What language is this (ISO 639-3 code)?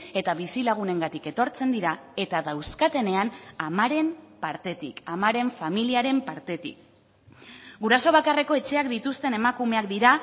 eus